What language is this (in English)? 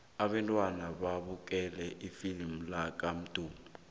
South Ndebele